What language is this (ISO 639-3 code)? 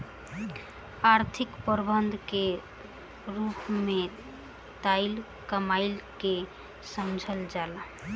bho